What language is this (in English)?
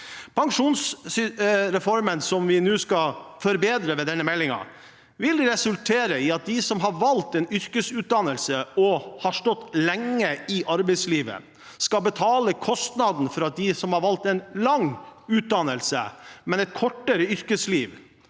Norwegian